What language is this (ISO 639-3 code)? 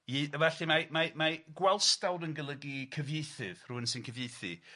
cym